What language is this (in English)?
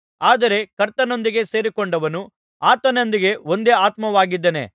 Kannada